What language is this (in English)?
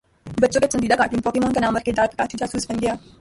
Urdu